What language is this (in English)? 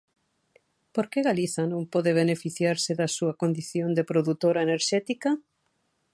Galician